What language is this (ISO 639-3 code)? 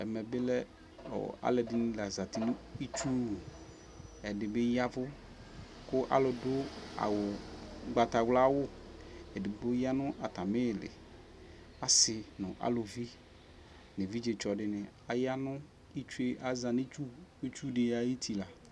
kpo